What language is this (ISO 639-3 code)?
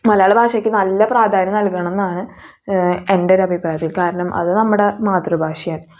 mal